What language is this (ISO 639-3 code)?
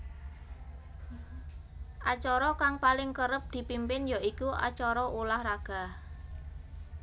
jav